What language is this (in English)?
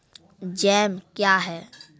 Maithili